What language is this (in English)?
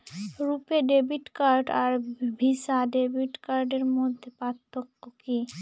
Bangla